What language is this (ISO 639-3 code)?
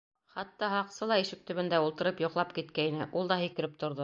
bak